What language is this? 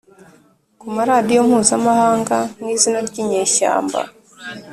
Kinyarwanda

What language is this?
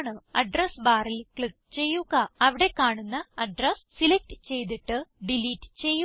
Malayalam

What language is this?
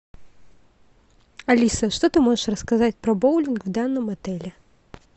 Russian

